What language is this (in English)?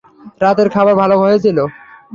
Bangla